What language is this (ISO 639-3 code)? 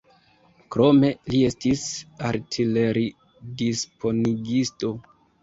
epo